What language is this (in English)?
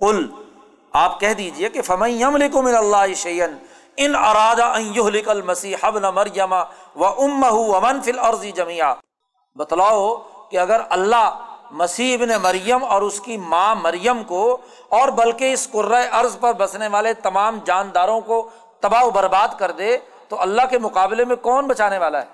Urdu